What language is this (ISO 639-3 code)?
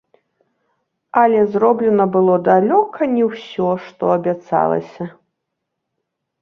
bel